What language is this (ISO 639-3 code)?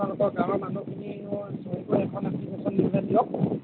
asm